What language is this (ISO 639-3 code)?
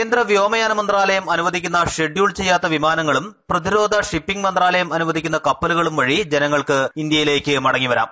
mal